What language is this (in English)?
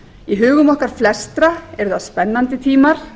Icelandic